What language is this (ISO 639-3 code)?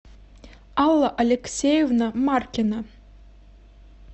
rus